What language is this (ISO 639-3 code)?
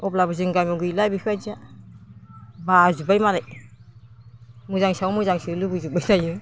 brx